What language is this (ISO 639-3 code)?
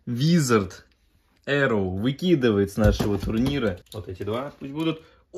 rus